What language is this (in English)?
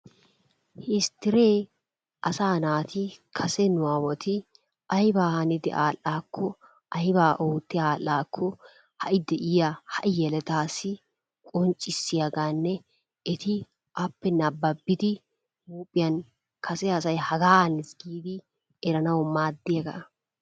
Wolaytta